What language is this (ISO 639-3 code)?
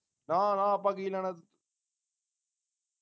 pan